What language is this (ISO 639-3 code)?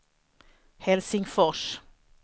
swe